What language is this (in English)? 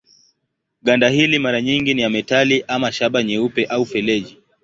Swahili